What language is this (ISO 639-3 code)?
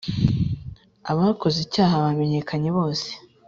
kin